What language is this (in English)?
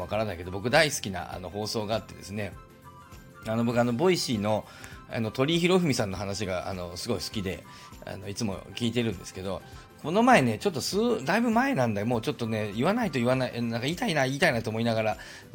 Japanese